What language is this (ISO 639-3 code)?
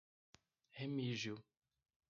por